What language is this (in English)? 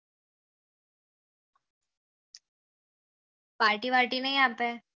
Gujarati